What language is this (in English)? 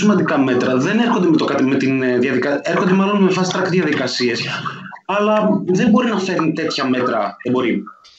Greek